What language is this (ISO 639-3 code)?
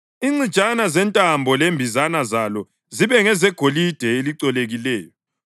nde